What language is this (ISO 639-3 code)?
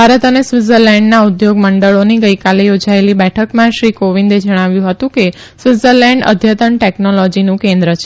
guj